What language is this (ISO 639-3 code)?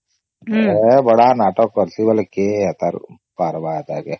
ori